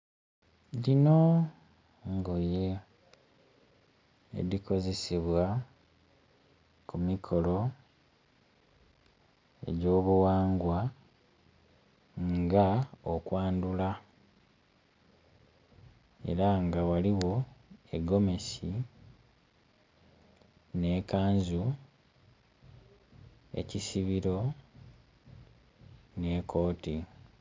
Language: Soga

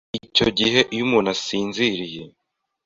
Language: Kinyarwanda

